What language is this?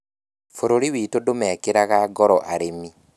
Kikuyu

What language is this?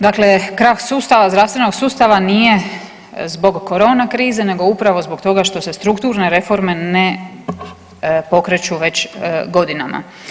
Croatian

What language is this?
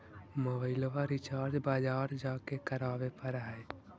Magahi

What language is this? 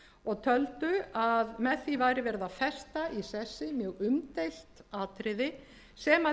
Icelandic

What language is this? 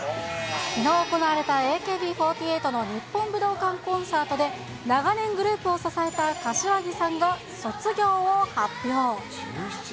Japanese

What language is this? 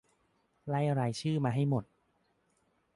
Thai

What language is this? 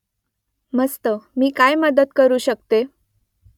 Marathi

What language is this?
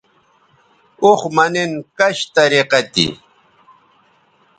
Bateri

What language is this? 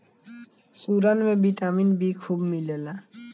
Bhojpuri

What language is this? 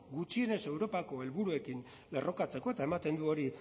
Basque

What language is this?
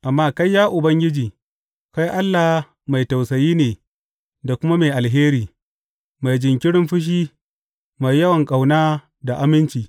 Hausa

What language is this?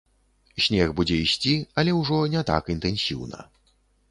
Belarusian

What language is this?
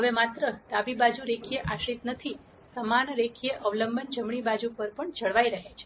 Gujarati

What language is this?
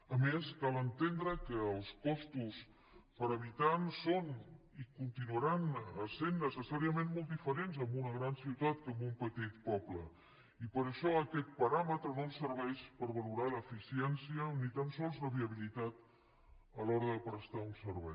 Catalan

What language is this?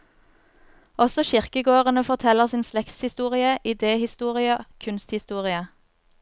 Norwegian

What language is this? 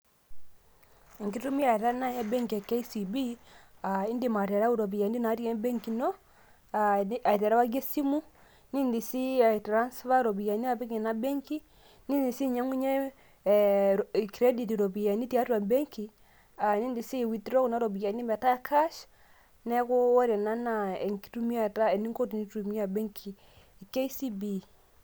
Masai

